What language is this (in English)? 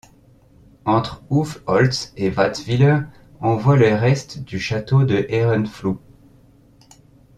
French